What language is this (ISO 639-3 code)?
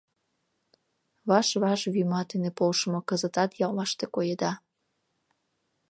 chm